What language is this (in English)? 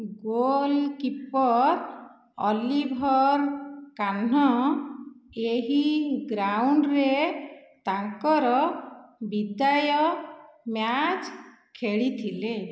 Odia